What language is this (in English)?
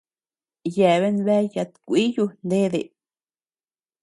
Tepeuxila Cuicatec